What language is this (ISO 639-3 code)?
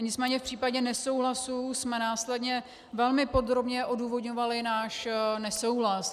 ces